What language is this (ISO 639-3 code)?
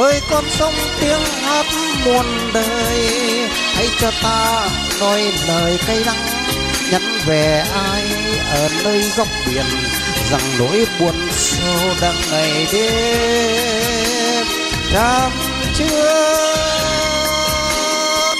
vie